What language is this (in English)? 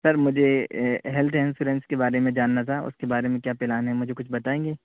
Urdu